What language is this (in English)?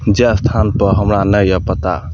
Maithili